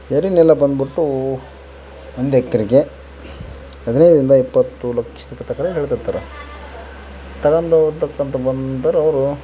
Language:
Kannada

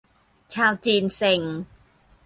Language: Thai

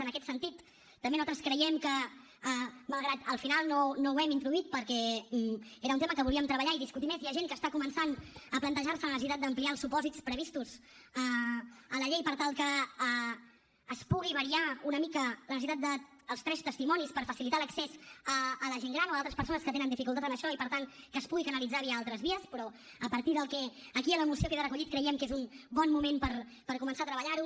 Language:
Catalan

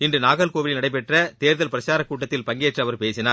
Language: Tamil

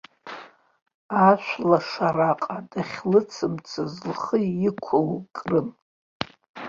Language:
Abkhazian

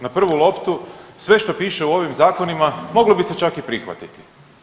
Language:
Croatian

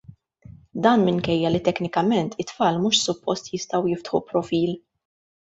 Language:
Maltese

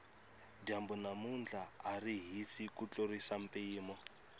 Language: Tsonga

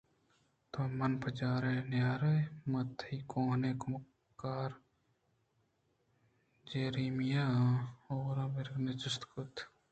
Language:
Eastern Balochi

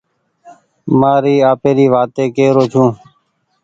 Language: Goaria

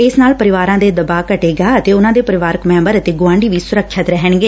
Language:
Punjabi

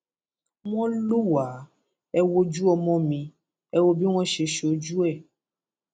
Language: Yoruba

